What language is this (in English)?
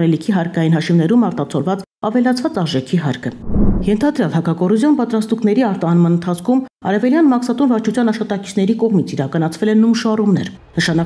Arabic